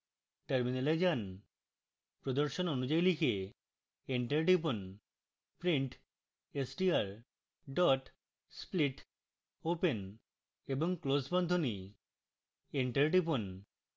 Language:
Bangla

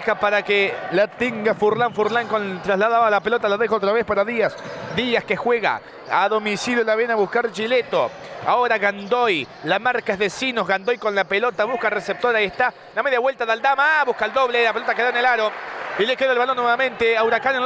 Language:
Spanish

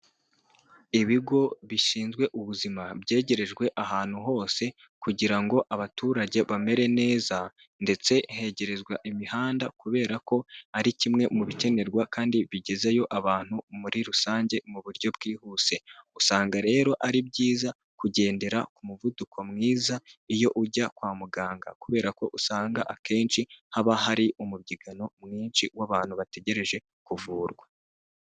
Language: Kinyarwanda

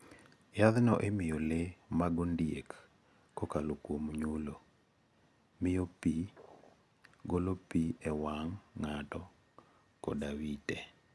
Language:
Luo (Kenya and Tanzania)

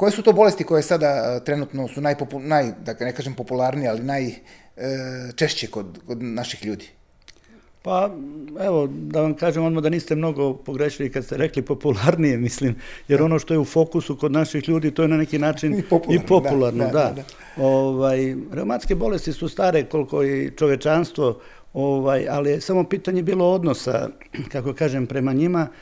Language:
Croatian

